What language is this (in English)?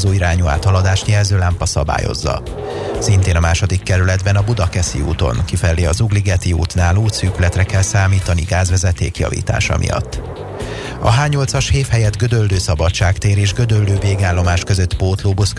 Hungarian